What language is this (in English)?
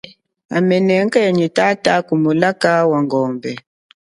Chokwe